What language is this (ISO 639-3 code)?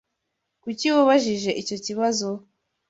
kin